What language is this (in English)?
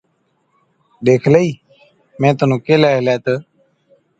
Od